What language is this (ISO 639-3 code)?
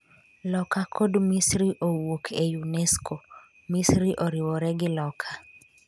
luo